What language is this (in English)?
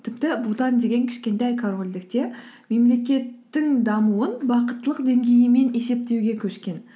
Kazakh